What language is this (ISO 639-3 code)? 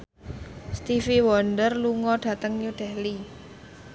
jav